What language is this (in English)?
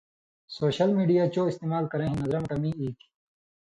Indus Kohistani